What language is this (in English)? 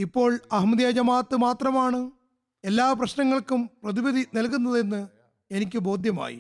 Malayalam